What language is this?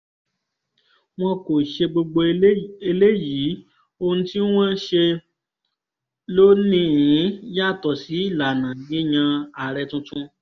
Yoruba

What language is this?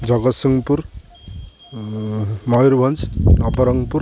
Odia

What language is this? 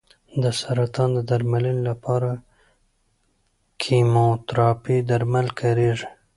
Pashto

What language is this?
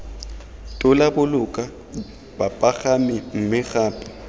Tswana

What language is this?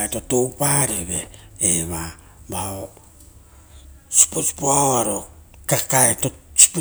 Rotokas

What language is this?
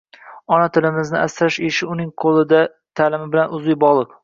Uzbek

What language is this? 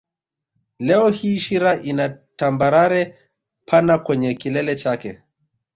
Swahili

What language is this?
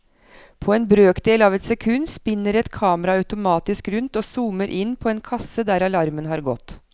Norwegian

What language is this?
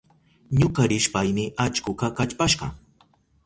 Southern Pastaza Quechua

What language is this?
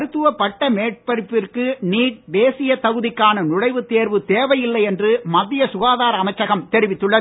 Tamil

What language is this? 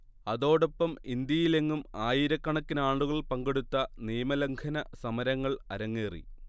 Malayalam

